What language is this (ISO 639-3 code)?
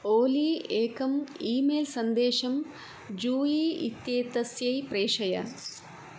san